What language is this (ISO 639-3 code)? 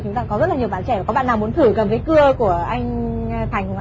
vie